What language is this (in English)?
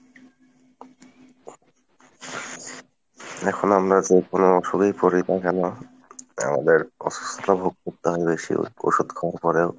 Bangla